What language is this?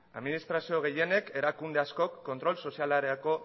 Basque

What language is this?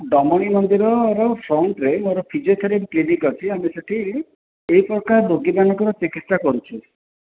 Odia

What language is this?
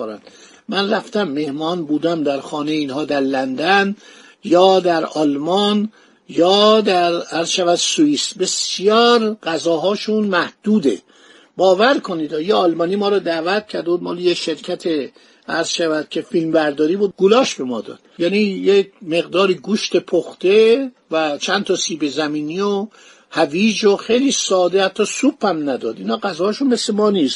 Persian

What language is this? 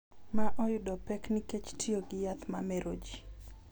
Luo (Kenya and Tanzania)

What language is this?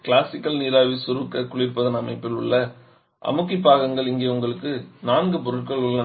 Tamil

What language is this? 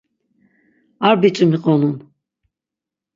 Laz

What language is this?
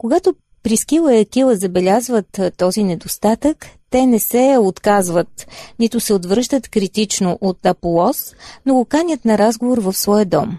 Bulgarian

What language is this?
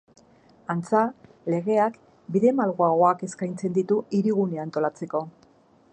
Basque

